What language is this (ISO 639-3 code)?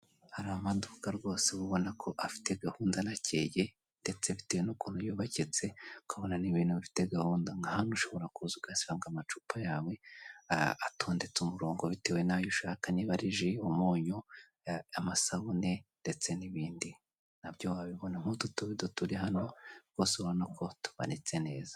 kin